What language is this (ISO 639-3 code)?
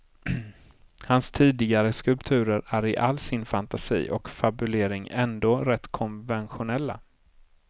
swe